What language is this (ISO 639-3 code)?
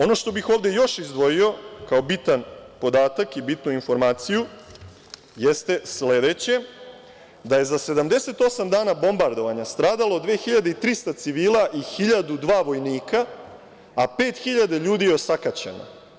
srp